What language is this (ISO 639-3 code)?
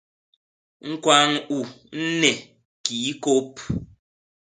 bas